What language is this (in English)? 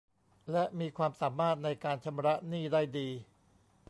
Thai